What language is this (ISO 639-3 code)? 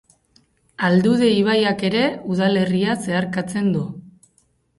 eus